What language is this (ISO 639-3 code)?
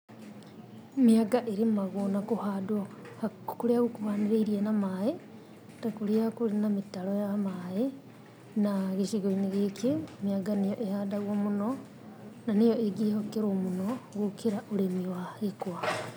kik